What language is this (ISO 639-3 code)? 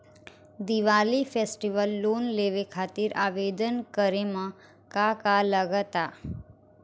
bho